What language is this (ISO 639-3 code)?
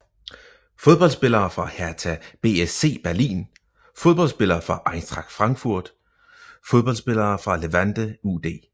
dan